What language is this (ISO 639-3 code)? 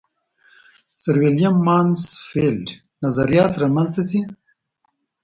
pus